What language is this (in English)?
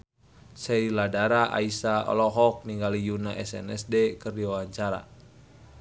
Sundanese